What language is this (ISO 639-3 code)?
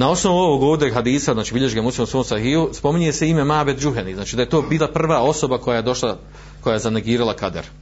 hrv